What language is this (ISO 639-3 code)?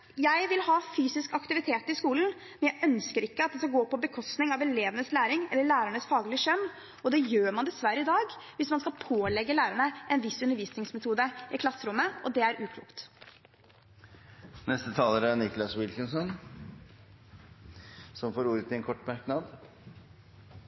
nob